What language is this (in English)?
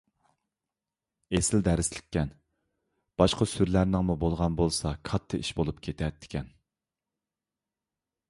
Uyghur